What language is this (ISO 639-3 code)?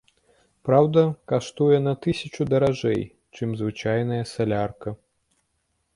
bel